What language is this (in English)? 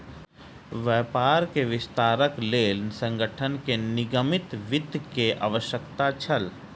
Maithili